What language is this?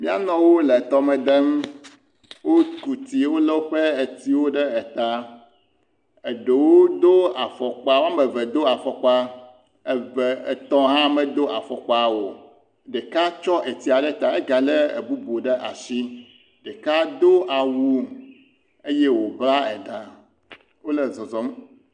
Ewe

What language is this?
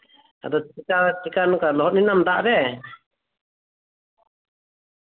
Santali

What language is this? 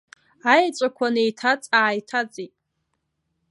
Abkhazian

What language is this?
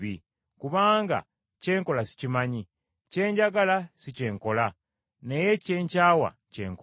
Ganda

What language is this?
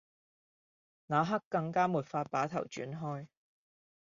Cantonese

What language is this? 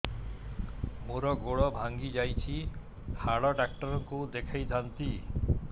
Odia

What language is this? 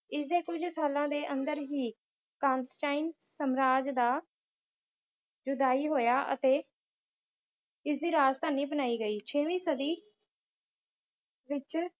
Punjabi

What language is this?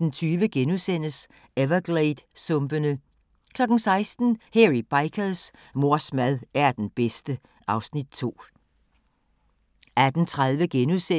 Danish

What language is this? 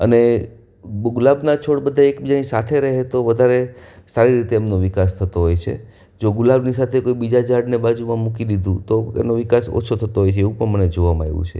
Gujarati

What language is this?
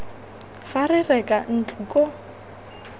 Tswana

